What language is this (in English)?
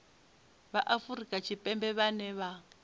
Venda